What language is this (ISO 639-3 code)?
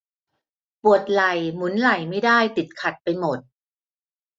tha